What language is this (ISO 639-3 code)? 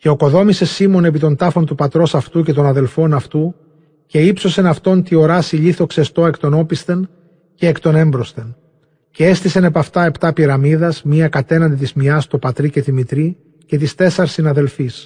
ell